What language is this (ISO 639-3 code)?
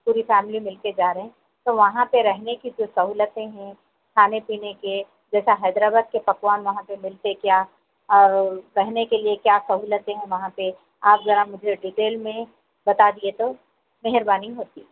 urd